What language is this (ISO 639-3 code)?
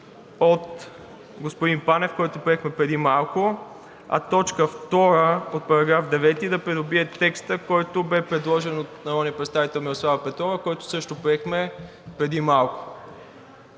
bul